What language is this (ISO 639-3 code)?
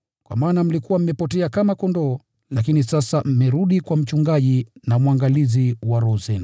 swa